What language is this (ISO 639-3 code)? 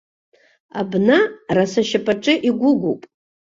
abk